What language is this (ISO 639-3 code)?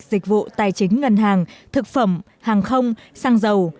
vie